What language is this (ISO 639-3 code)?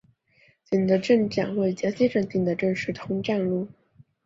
zho